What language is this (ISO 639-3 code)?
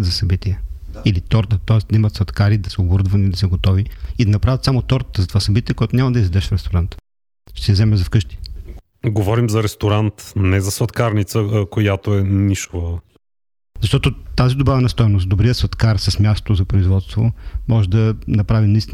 bul